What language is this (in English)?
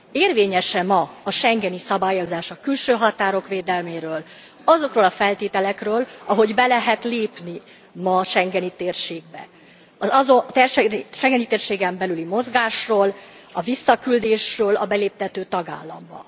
Hungarian